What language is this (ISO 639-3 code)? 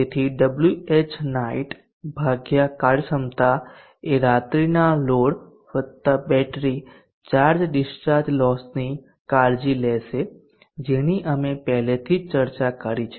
guj